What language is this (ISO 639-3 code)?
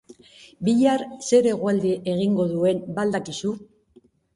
eus